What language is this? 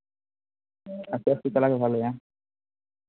Santali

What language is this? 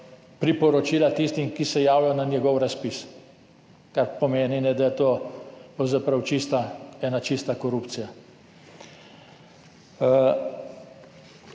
Slovenian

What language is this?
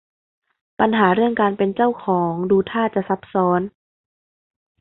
Thai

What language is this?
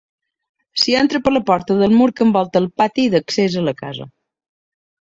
Catalan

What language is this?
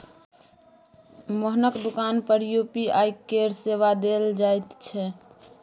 Maithili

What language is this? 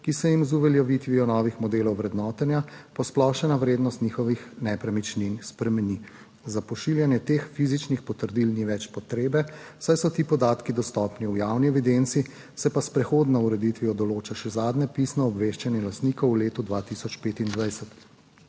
Slovenian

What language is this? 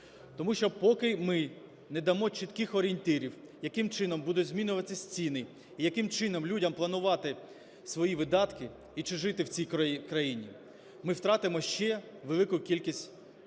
Ukrainian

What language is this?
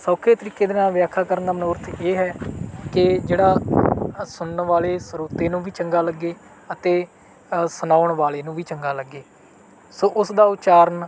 Punjabi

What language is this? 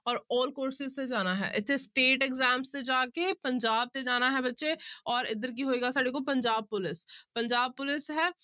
Punjabi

